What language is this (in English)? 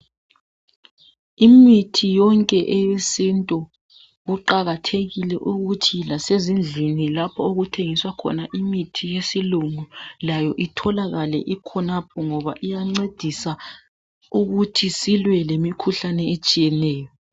North Ndebele